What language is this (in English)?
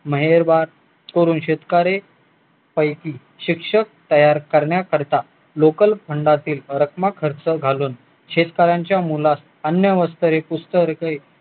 Marathi